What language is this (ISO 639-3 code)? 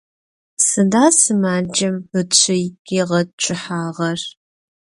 ady